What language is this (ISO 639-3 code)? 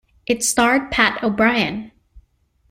eng